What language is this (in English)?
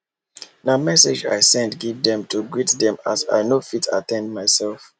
Nigerian Pidgin